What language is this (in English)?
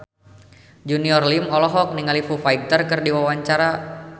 Sundanese